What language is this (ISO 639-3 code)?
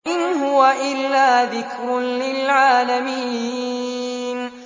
ara